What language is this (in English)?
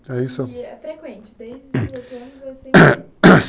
Portuguese